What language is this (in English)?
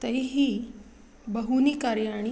Sanskrit